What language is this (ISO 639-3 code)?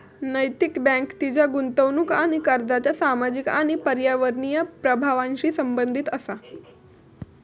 mar